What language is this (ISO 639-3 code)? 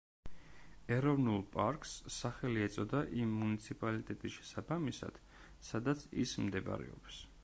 kat